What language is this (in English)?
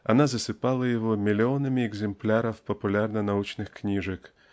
Russian